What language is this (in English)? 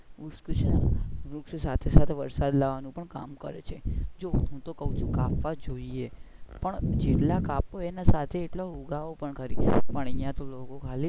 Gujarati